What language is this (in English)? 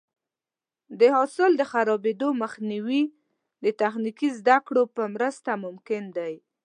Pashto